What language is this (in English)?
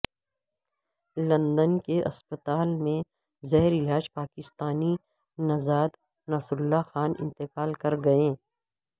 Urdu